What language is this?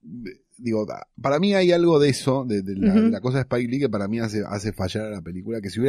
Spanish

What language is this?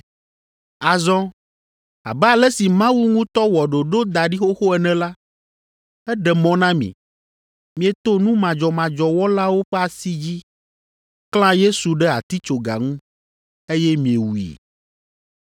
Ewe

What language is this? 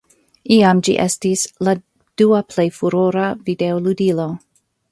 Esperanto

